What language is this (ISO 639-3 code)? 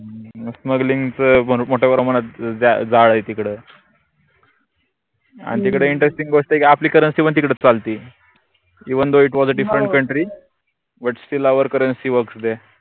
mar